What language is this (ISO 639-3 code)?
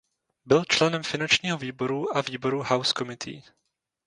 ces